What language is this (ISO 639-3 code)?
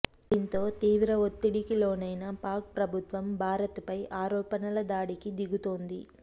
tel